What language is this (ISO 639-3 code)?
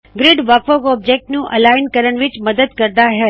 pan